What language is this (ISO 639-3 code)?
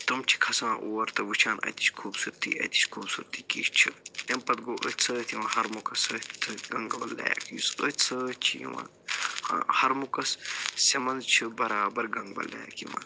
kas